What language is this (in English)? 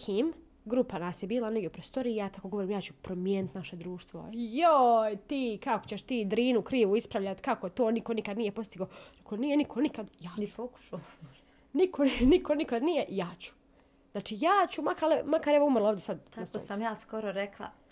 Croatian